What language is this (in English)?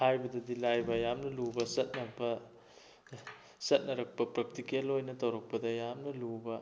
Manipuri